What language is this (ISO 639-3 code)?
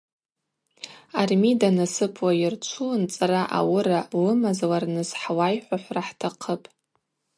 abq